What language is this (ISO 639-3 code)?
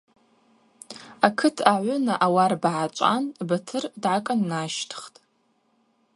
abq